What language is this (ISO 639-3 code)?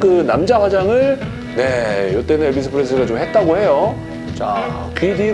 kor